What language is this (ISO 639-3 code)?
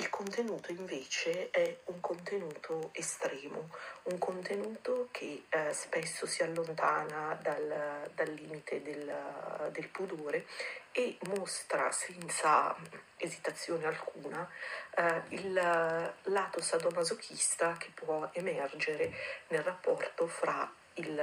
ita